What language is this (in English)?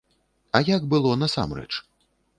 Belarusian